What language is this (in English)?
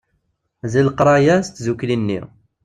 Kabyle